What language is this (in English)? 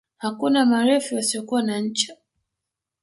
Swahili